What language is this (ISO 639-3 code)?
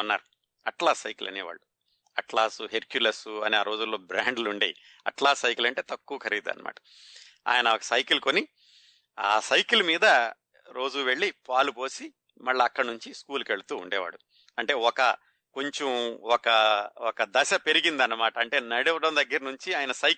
tel